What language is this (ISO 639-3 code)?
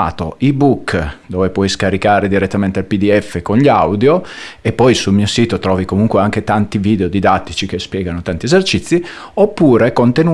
ita